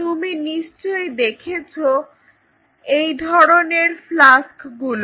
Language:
Bangla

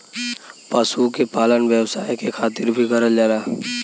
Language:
Bhojpuri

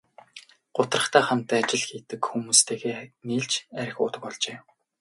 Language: Mongolian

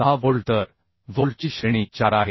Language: Marathi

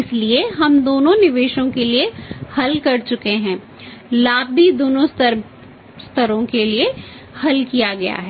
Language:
Hindi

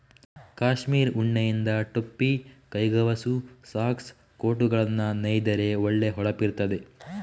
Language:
Kannada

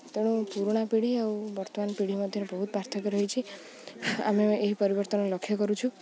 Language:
Odia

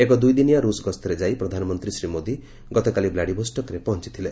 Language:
Odia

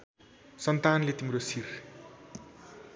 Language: Nepali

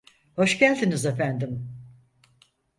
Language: Turkish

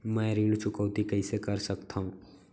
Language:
Chhattisgarhi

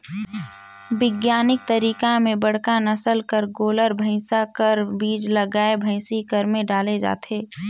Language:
Chhattisgarhi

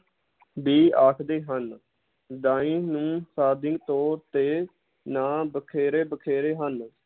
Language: Punjabi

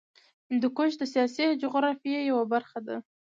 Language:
Pashto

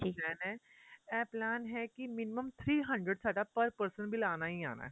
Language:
Punjabi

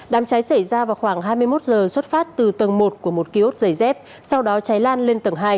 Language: Vietnamese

